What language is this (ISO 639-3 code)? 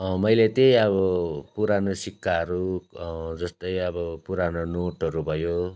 nep